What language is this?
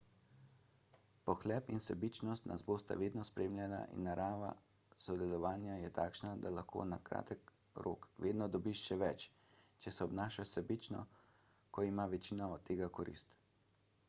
Slovenian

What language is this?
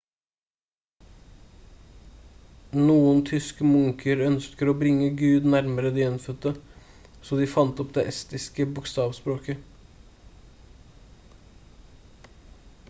Norwegian Bokmål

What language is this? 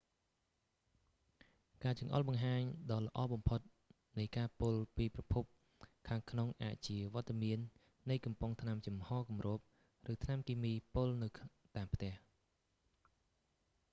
Khmer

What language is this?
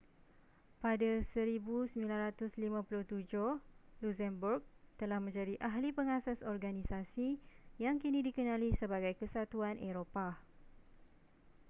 Malay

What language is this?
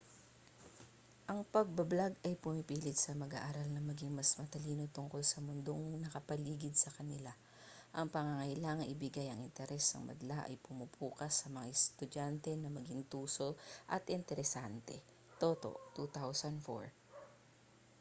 Filipino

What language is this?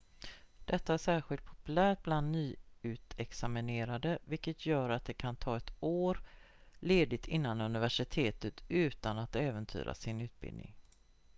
Swedish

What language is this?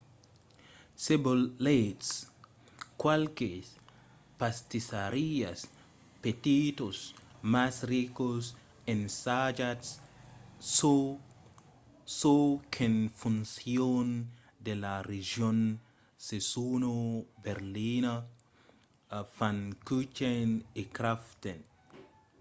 Occitan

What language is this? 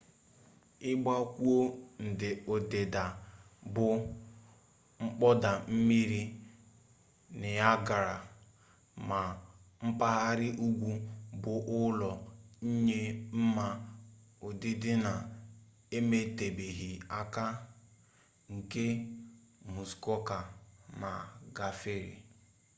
Igbo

